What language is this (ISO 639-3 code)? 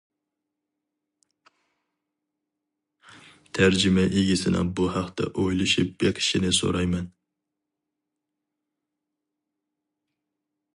uig